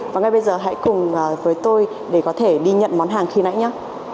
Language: Vietnamese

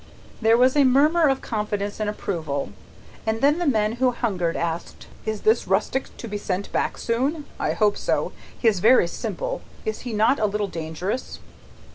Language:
English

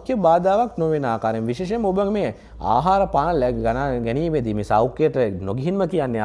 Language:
Indonesian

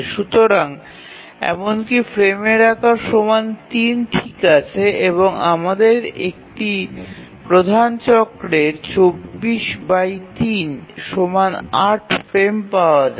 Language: Bangla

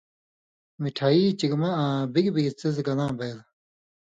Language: Indus Kohistani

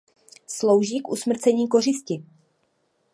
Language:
Czech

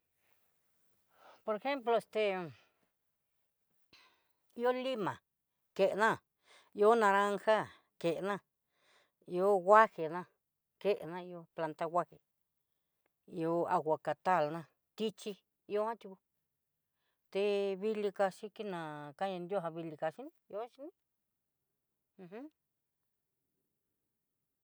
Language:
Southeastern Nochixtlán Mixtec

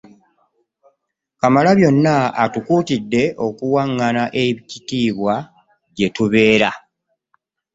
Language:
Ganda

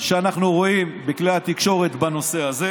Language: Hebrew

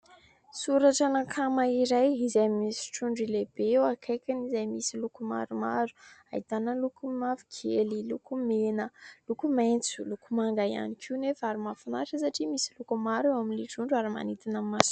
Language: Malagasy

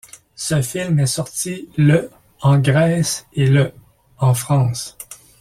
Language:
French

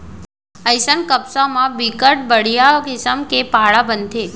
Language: Chhattisgarhi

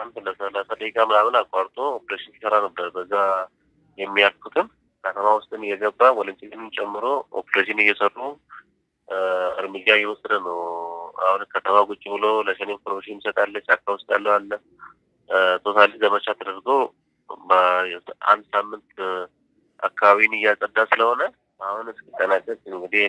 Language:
Arabic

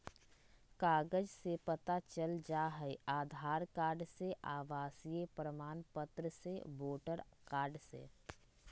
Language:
Magahi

